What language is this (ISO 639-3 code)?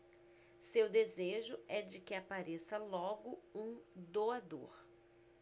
por